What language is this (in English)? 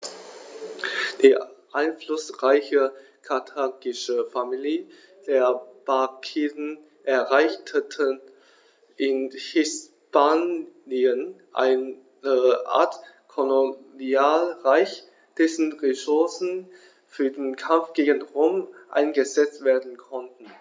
German